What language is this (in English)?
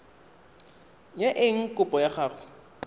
Tswana